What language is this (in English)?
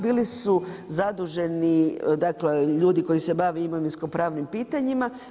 Croatian